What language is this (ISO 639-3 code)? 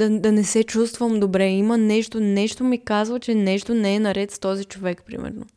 bul